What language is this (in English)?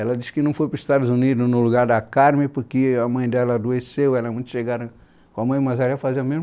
Portuguese